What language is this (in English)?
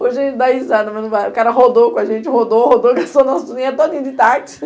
Portuguese